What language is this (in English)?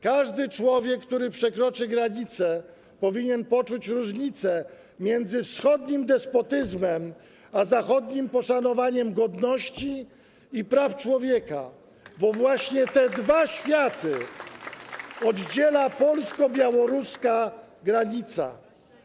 Polish